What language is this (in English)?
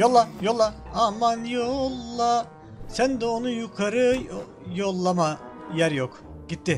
Turkish